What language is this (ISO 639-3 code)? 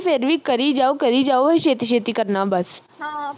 pan